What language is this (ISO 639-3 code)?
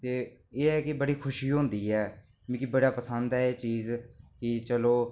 doi